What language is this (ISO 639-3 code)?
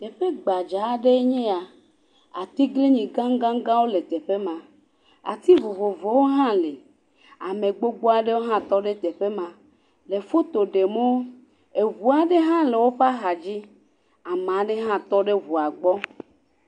ewe